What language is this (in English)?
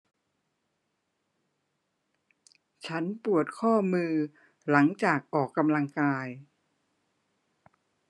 Thai